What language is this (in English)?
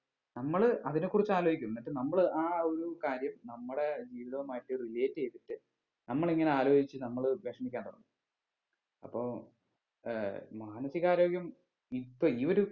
Malayalam